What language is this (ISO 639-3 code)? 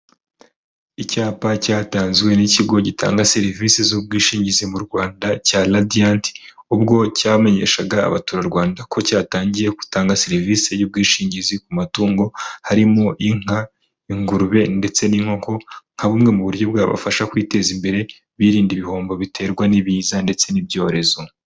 kin